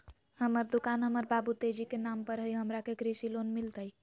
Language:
Magahi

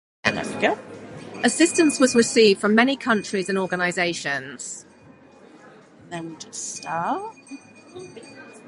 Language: English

